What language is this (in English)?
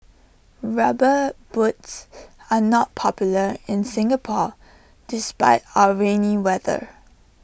English